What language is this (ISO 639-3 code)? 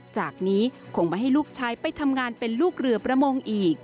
tha